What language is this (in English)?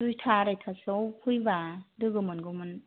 Bodo